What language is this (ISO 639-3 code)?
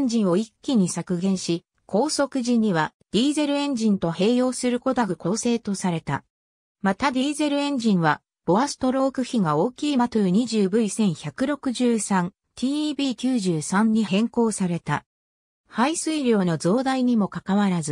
jpn